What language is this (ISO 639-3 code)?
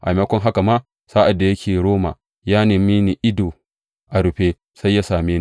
hau